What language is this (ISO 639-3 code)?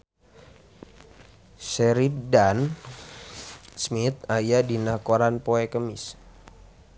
sun